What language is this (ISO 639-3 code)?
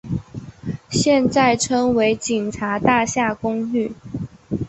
zho